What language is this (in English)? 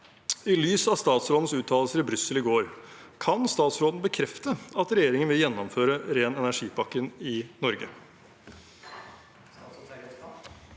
Norwegian